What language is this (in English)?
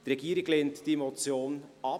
Swiss German